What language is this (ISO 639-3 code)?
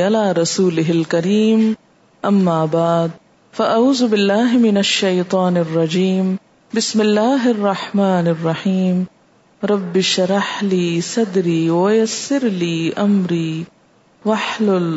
urd